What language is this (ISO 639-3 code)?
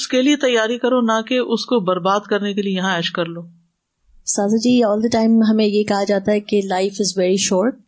urd